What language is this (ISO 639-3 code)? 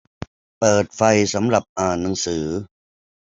tha